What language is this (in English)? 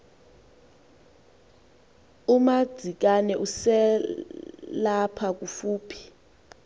Xhosa